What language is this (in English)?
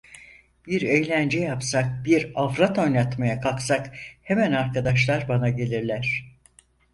Turkish